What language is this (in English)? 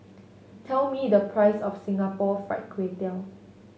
English